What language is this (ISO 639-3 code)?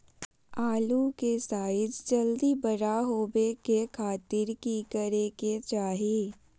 mag